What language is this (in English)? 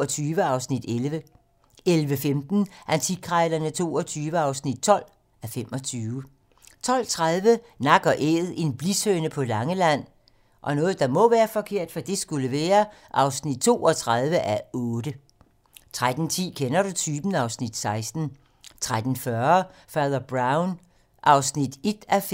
Danish